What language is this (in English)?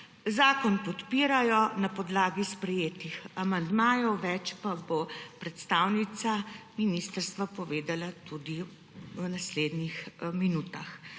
Slovenian